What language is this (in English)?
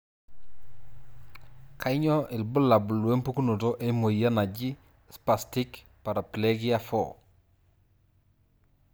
Masai